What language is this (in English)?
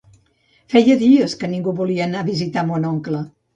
Catalan